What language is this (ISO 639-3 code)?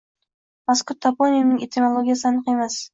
uzb